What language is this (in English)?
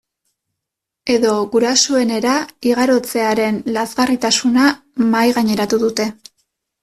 Basque